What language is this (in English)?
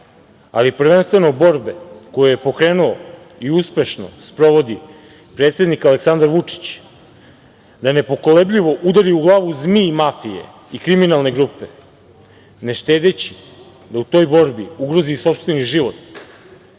Serbian